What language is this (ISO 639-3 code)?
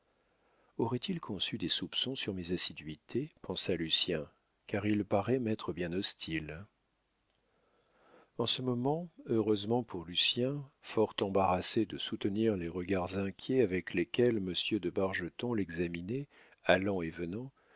fra